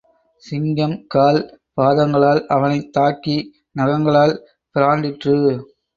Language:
Tamil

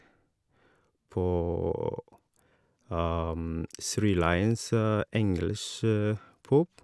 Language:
Norwegian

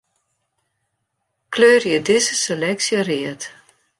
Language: Western Frisian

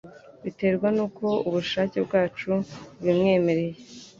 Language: Kinyarwanda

